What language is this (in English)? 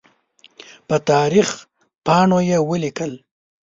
Pashto